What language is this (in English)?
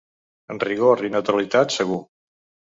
Catalan